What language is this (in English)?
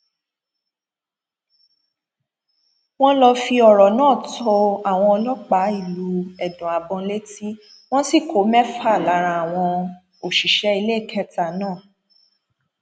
Yoruba